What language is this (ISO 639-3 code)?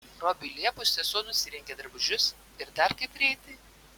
lit